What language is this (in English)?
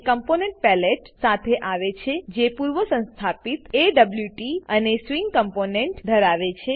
Gujarati